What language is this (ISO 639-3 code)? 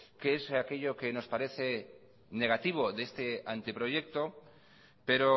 spa